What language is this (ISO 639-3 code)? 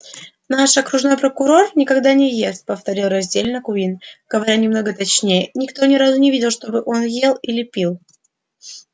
rus